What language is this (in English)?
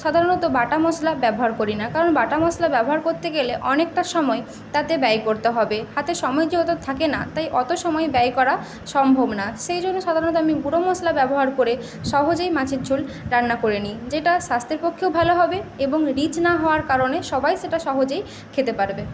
Bangla